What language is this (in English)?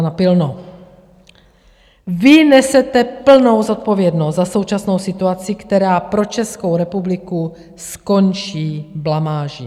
Czech